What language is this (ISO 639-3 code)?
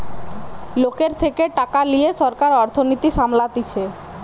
ben